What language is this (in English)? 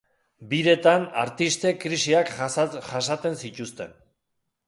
Basque